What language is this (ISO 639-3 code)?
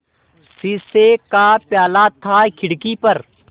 hin